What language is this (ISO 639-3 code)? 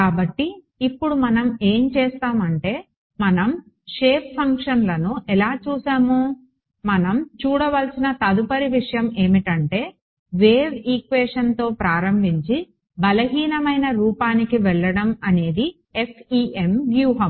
tel